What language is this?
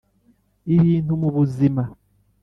Kinyarwanda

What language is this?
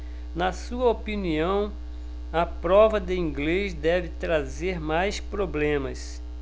Portuguese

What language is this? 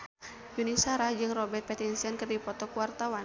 Sundanese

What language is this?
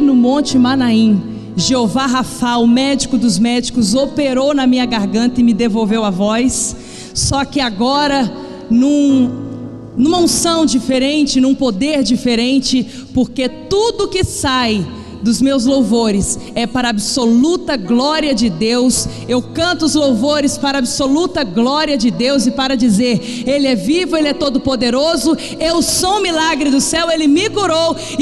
Portuguese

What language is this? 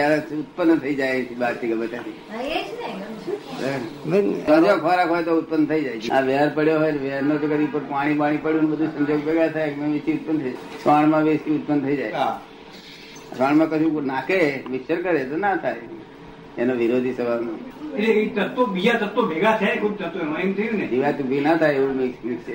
Gujarati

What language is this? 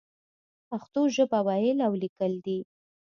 Pashto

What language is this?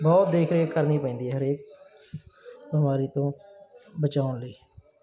Punjabi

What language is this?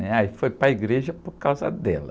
Portuguese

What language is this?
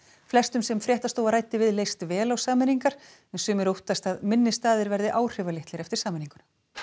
Icelandic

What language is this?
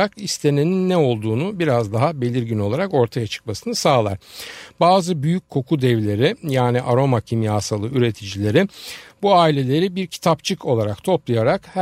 Turkish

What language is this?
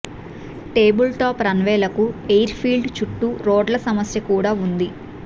Telugu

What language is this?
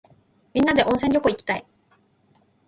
Japanese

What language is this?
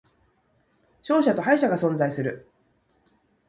Japanese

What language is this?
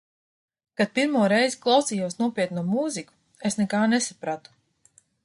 Latvian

